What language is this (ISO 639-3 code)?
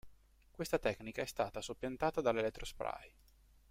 ita